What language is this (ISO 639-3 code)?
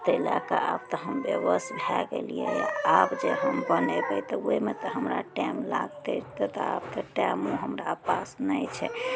mai